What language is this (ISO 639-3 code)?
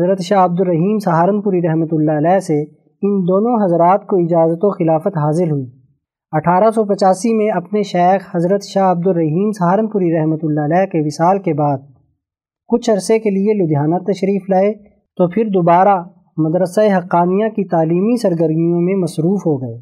urd